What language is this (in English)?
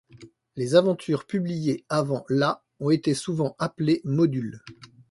French